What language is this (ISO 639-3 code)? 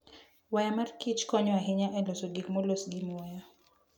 luo